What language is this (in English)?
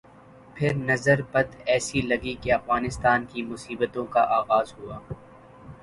Urdu